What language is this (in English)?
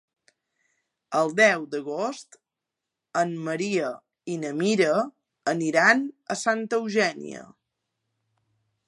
Catalan